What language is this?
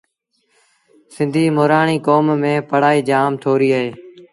Sindhi Bhil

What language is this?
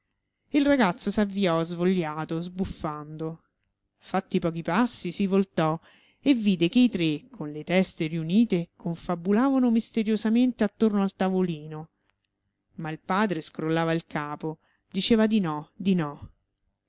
Italian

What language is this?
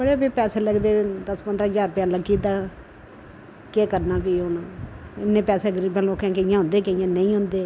Dogri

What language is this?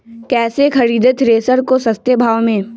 Magahi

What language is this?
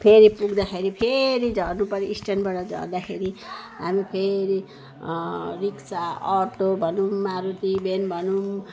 Nepali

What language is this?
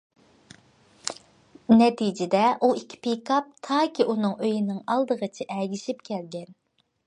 Uyghur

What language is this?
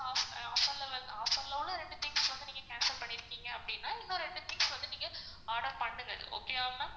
Tamil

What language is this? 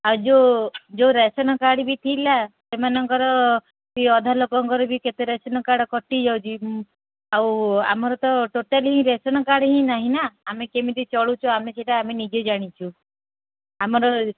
Odia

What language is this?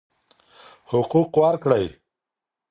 Pashto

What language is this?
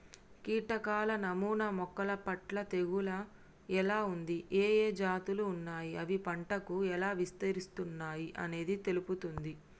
Telugu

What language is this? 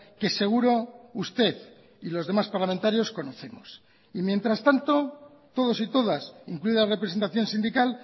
Spanish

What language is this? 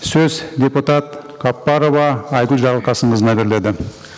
Kazakh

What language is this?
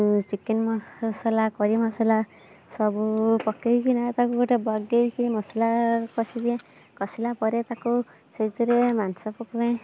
Odia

